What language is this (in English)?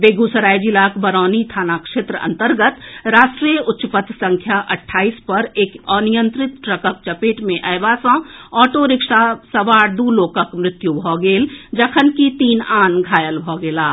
Maithili